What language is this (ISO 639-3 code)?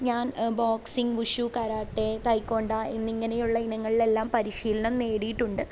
mal